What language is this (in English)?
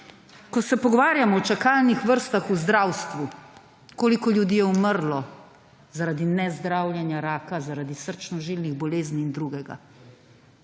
Slovenian